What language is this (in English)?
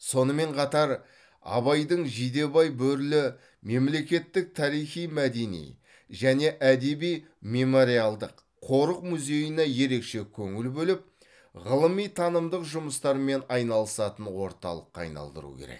Kazakh